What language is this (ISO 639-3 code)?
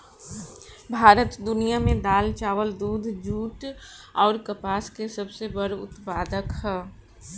bho